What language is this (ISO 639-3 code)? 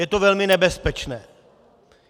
ces